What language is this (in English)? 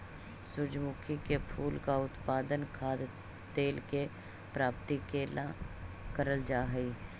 Magahi